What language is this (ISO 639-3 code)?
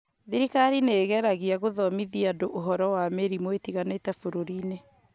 kik